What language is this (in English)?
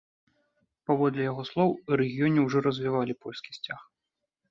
Belarusian